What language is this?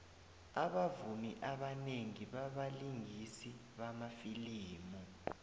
South Ndebele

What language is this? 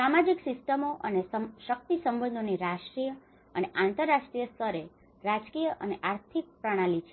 Gujarati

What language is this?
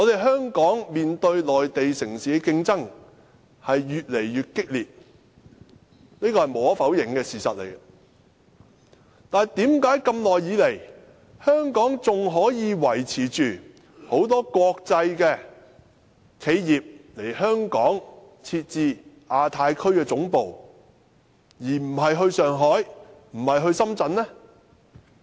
Cantonese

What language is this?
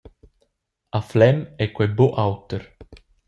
Romansh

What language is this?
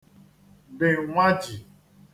Igbo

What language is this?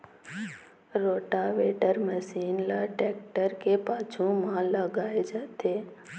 Chhattisgarhi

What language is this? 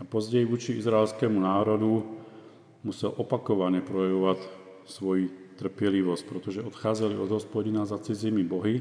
Czech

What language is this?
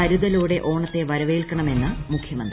Malayalam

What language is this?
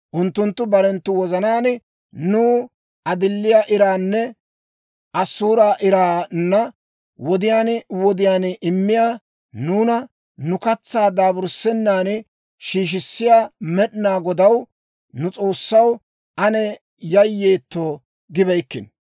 Dawro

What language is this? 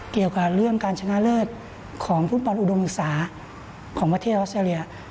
Thai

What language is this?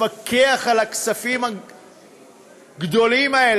Hebrew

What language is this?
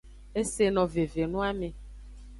Aja (Benin)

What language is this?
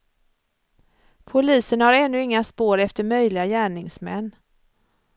Swedish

